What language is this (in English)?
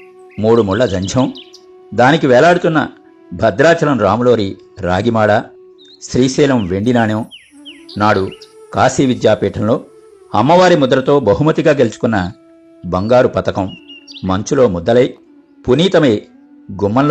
Telugu